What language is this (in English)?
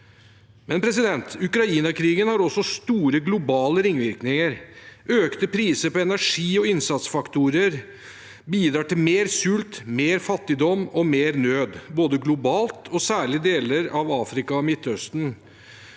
Norwegian